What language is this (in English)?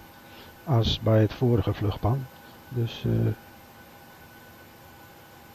Dutch